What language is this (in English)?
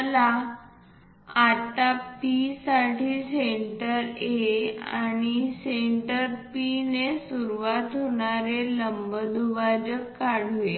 Marathi